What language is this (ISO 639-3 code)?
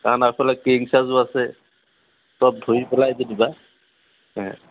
asm